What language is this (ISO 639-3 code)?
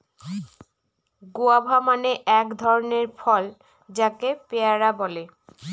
ben